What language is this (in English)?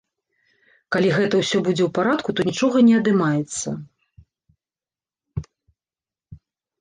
Belarusian